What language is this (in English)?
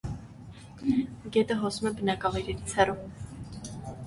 Armenian